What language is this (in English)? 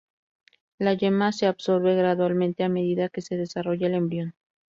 Spanish